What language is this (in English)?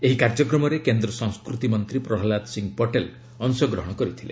Odia